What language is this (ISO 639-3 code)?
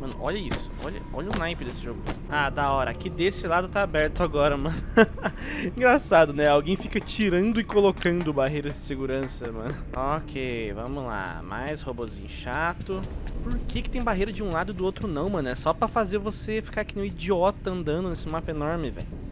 por